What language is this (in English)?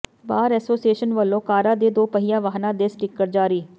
Punjabi